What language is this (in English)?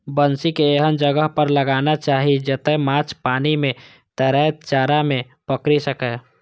Maithili